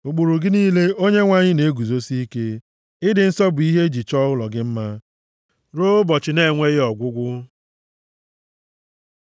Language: Igbo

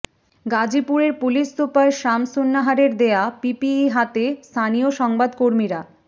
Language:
Bangla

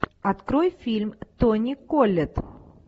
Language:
Russian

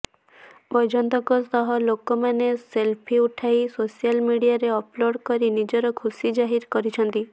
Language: Odia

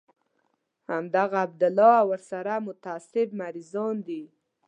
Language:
Pashto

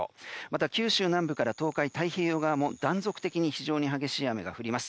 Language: Japanese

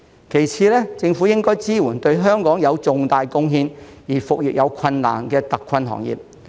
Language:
Cantonese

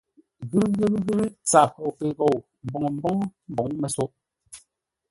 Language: Ngombale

